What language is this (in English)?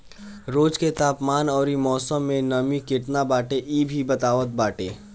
Bhojpuri